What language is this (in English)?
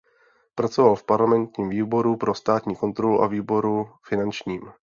Czech